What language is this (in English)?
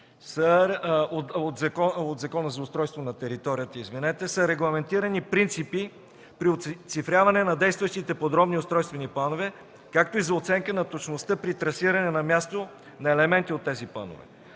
Bulgarian